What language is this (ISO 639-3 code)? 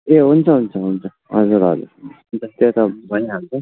nep